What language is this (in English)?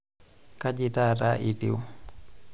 Masai